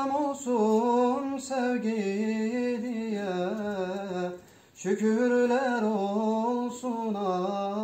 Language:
Arabic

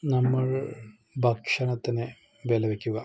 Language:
Malayalam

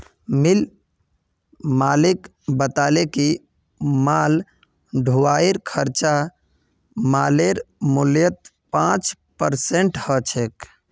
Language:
Magahi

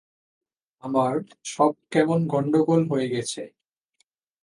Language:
Bangla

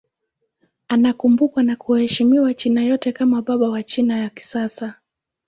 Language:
Swahili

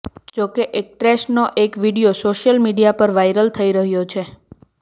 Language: Gujarati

